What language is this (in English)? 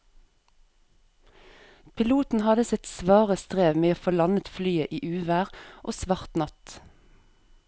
Norwegian